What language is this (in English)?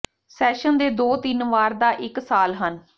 Punjabi